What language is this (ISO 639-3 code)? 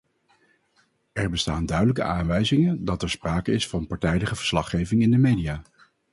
nld